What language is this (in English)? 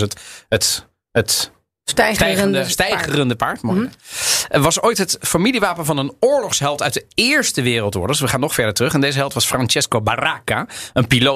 Dutch